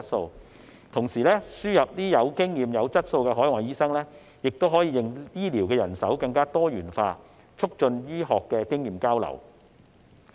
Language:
Cantonese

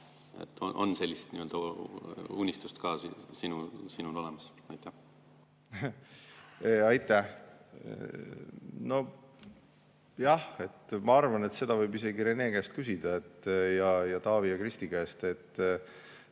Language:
Estonian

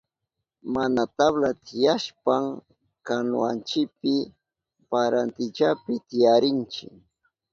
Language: Southern Pastaza Quechua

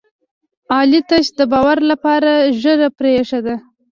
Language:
Pashto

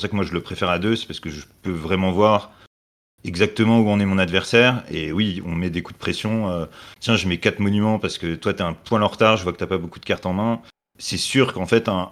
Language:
French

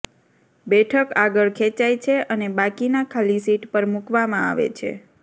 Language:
Gujarati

